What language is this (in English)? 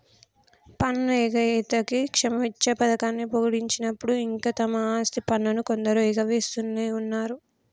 Telugu